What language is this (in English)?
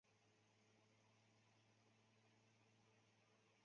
Chinese